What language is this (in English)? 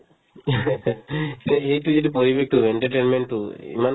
Assamese